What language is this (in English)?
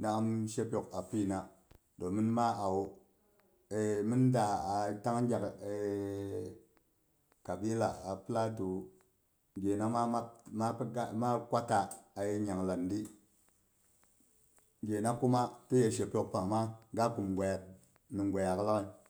Boghom